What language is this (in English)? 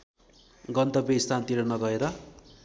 Nepali